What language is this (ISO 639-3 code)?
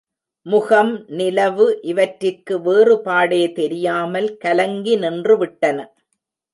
tam